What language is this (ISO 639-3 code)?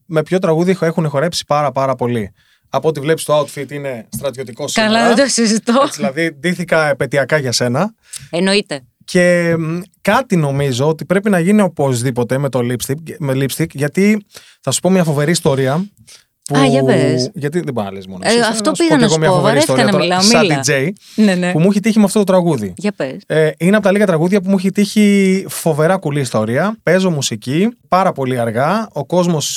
ell